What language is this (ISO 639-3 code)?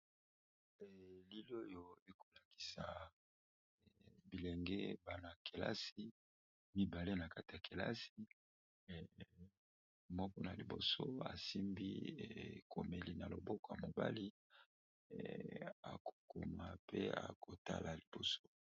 lin